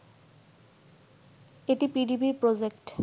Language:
Bangla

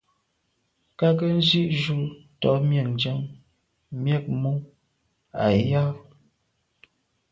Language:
Medumba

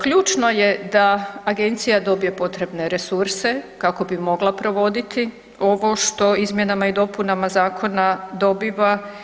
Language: Croatian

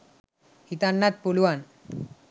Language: Sinhala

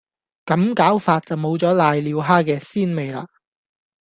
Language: Cantonese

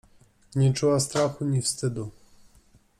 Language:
Polish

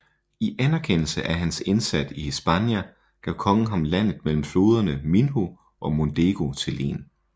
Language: Danish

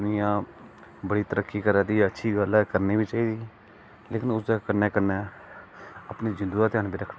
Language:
Dogri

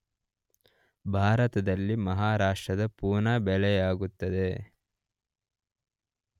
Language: Kannada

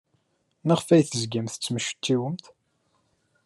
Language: Kabyle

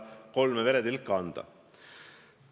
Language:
Estonian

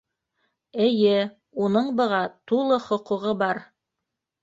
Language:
Bashkir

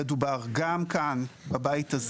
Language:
Hebrew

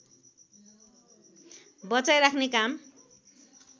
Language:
Nepali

